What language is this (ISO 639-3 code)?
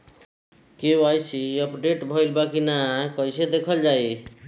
bho